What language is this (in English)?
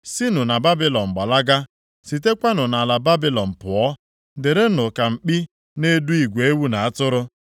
Igbo